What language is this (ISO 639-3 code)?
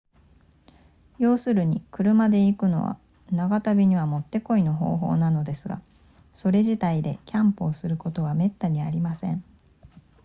jpn